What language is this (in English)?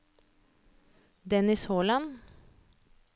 Norwegian